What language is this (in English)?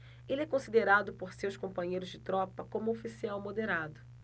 Portuguese